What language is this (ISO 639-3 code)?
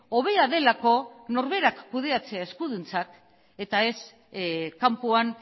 eus